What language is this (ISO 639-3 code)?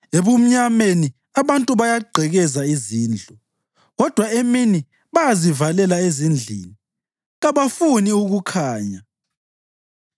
nde